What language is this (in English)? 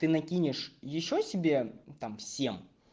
Russian